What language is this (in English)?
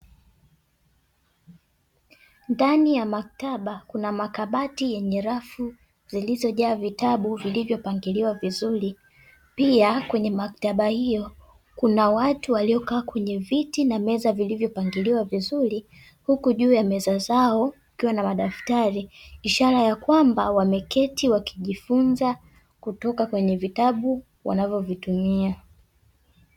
Swahili